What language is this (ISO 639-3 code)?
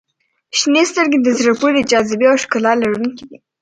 pus